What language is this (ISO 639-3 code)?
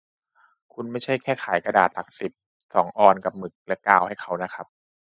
tha